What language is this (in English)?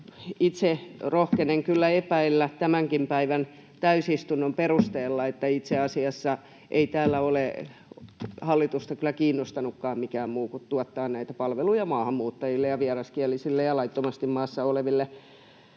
Finnish